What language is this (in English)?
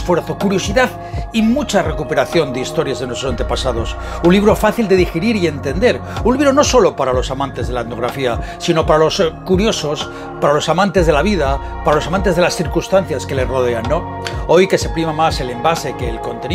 Spanish